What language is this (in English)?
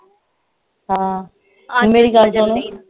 Punjabi